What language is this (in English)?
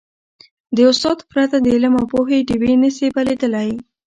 Pashto